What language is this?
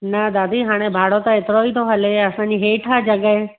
Sindhi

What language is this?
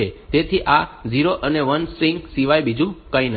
Gujarati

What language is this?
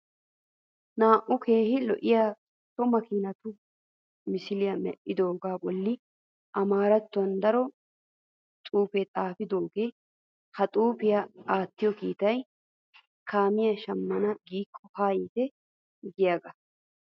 Wolaytta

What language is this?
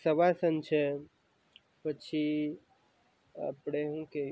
Gujarati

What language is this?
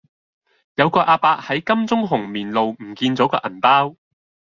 Cantonese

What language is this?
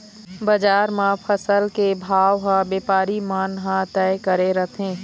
Chhattisgarhi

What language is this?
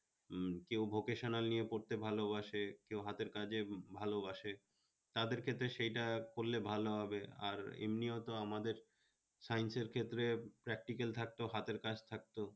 Bangla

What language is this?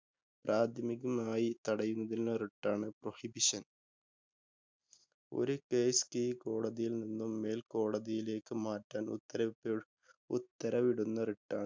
Malayalam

